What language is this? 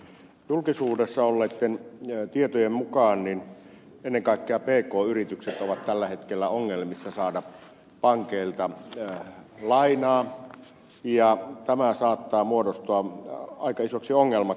Finnish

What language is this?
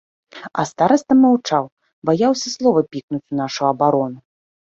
Belarusian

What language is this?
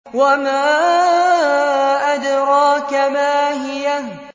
Arabic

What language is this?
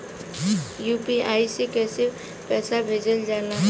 Bhojpuri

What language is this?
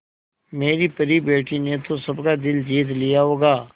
Hindi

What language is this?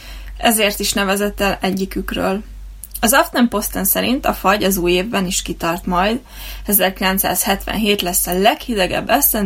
Hungarian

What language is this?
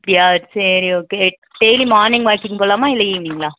Tamil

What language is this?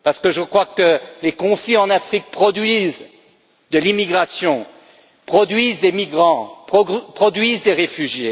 French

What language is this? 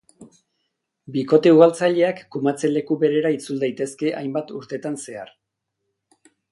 Basque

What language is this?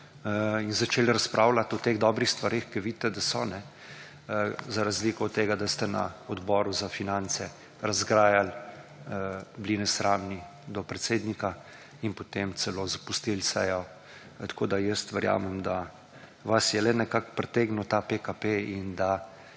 Slovenian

